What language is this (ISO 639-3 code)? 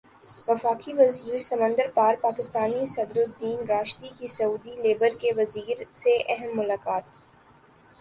urd